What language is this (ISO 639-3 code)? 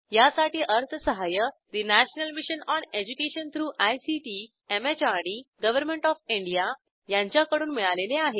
mar